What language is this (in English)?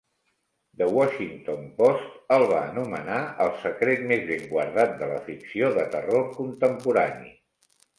Catalan